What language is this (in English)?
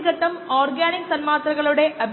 Malayalam